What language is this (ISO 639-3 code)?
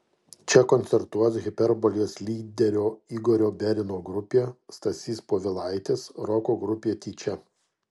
lit